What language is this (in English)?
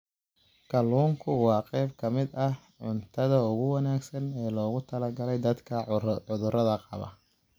Somali